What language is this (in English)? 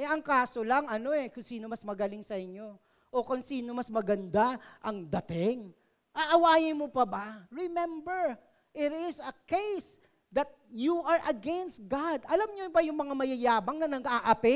Filipino